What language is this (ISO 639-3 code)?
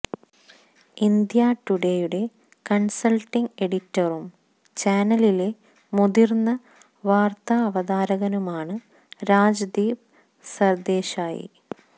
mal